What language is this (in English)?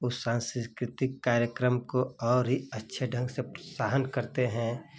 Hindi